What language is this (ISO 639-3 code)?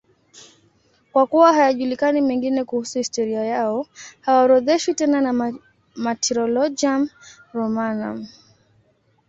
swa